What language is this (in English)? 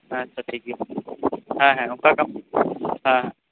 Santali